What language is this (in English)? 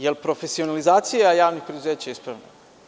Serbian